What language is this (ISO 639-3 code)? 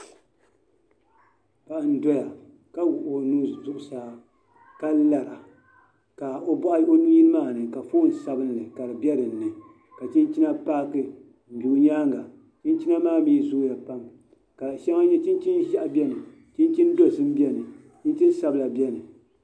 dag